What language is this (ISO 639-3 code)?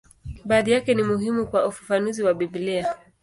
swa